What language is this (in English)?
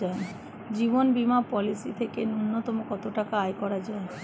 Bangla